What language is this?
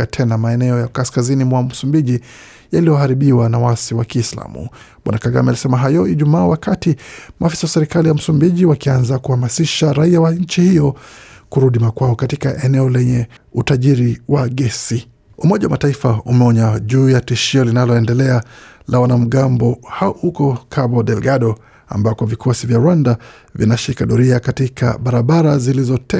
Swahili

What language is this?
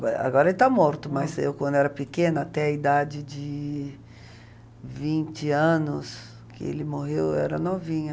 Portuguese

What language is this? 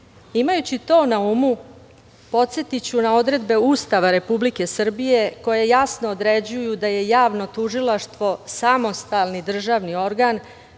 Serbian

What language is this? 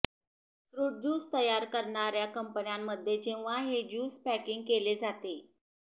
Marathi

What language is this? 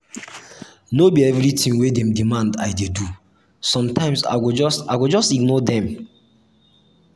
Nigerian Pidgin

